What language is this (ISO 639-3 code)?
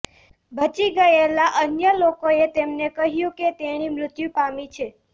guj